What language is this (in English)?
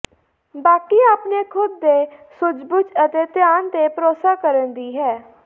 Punjabi